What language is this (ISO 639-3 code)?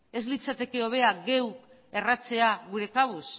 eus